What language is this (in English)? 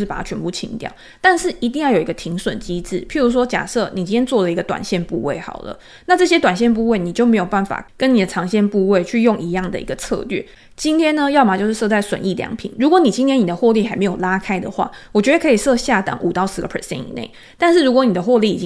Chinese